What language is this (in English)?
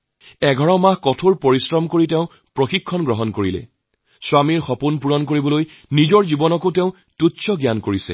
Assamese